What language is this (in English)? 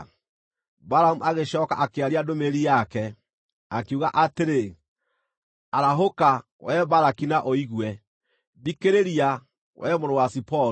Kikuyu